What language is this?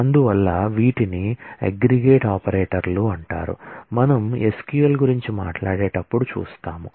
Telugu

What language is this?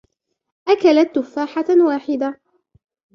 Arabic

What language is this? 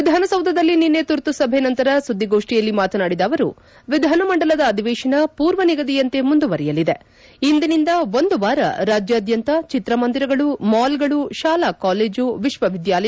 Kannada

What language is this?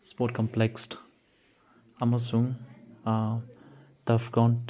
Manipuri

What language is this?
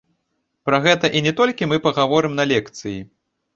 Belarusian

